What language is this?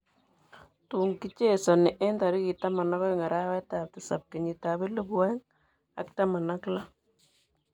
Kalenjin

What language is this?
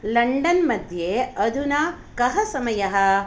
Sanskrit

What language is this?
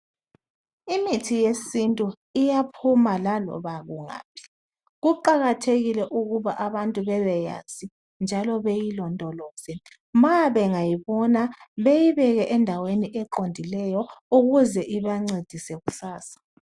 North Ndebele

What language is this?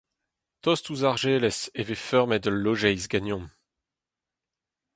Breton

